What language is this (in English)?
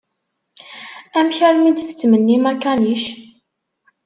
Kabyle